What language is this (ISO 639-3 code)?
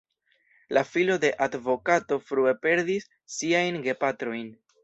epo